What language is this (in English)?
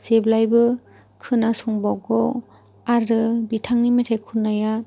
Bodo